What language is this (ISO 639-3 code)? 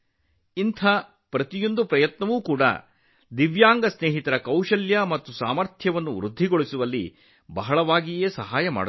kan